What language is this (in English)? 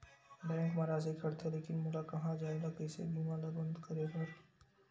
Chhattisgarhi